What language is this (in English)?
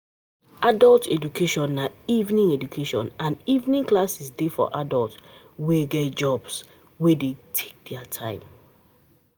Nigerian Pidgin